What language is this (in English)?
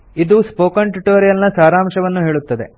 Kannada